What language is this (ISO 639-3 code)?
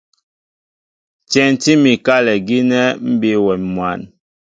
mbo